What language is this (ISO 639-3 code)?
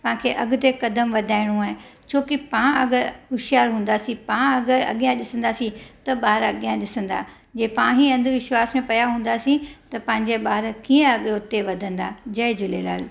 snd